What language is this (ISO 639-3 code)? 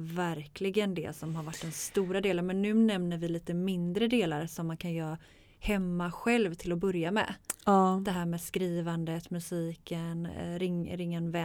swe